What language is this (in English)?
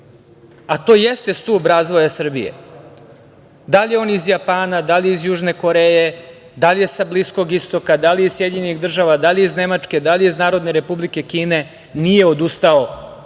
Serbian